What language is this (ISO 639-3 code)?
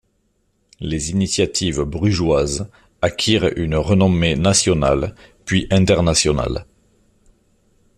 fra